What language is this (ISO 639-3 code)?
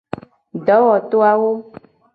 gej